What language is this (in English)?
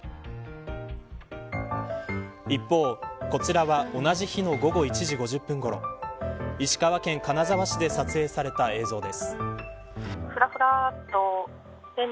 Japanese